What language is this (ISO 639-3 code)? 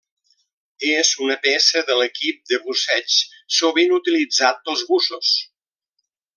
cat